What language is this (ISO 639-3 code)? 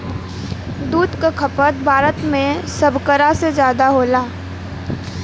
bho